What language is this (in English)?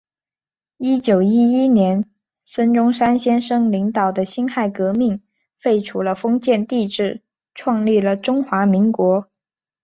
Chinese